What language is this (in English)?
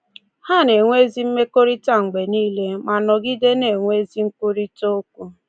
Igbo